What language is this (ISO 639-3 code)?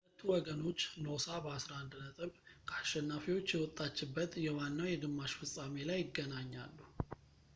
amh